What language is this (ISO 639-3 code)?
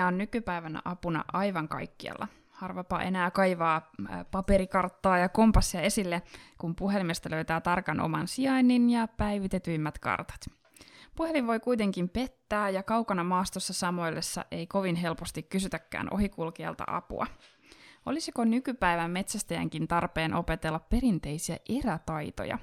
fin